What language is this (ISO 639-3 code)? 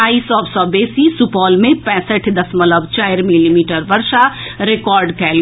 mai